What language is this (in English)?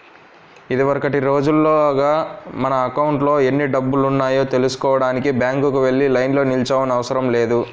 Telugu